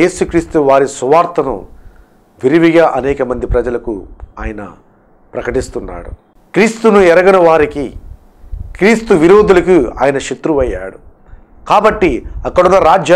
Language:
English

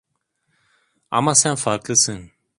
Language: Turkish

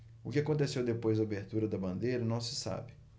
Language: Portuguese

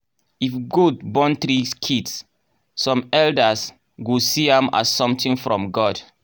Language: Nigerian Pidgin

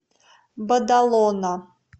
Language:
Russian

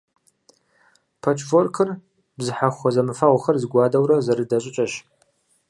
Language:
Kabardian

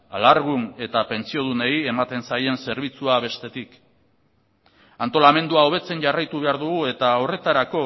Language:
Basque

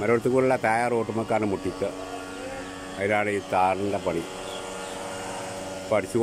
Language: Thai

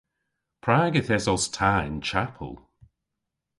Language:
Cornish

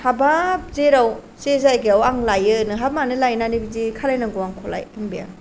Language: Bodo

